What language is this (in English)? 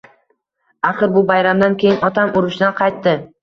Uzbek